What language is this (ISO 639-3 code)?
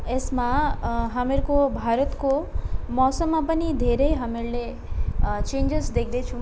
nep